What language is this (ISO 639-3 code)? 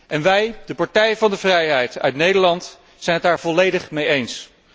nld